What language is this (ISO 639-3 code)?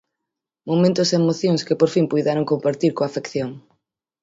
glg